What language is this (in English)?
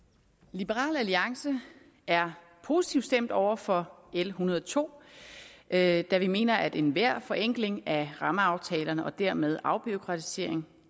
Danish